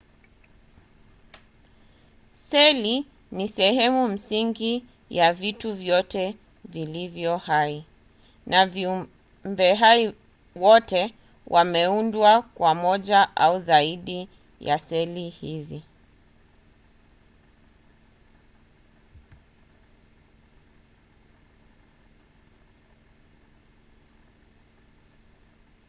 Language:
Swahili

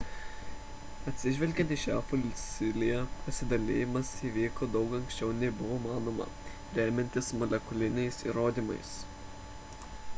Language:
Lithuanian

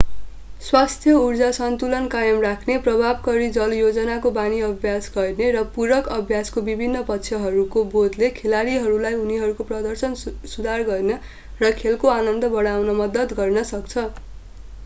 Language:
Nepali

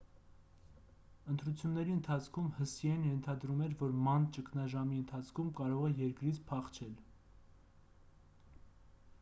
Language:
Armenian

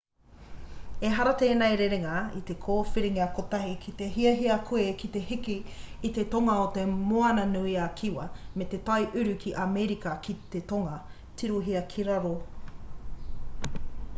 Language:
Māori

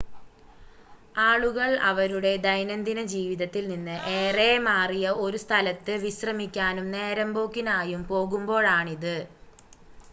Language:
Malayalam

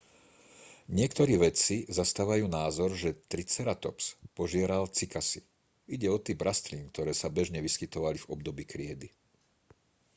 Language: Slovak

